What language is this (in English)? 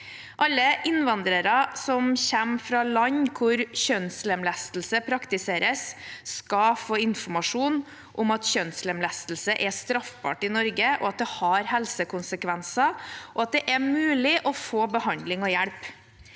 Norwegian